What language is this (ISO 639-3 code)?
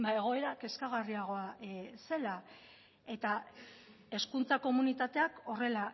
eus